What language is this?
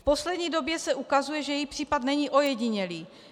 Czech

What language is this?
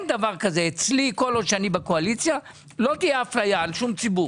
Hebrew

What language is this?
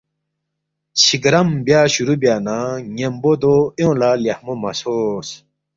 Balti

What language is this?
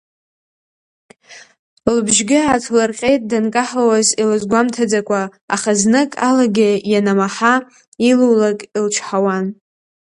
Abkhazian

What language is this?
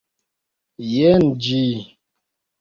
Esperanto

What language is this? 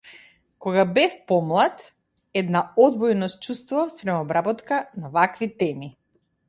Macedonian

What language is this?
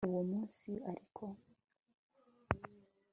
Kinyarwanda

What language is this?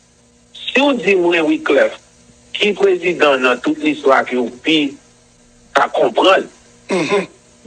French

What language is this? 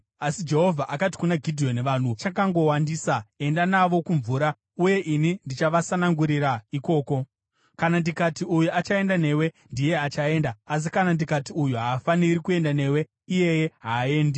Shona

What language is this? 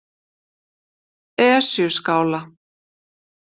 Icelandic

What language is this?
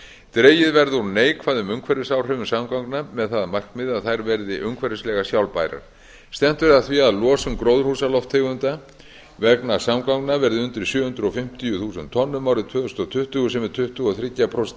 Icelandic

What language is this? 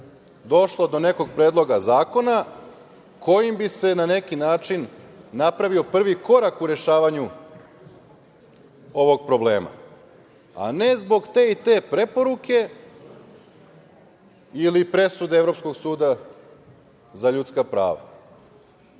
Serbian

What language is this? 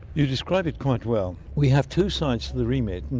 English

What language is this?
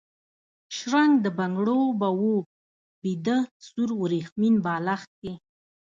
Pashto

